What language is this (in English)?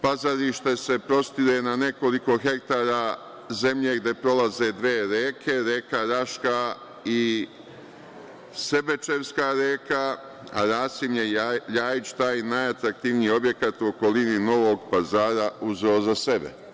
Serbian